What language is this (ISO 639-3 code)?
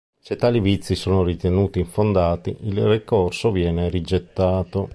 ita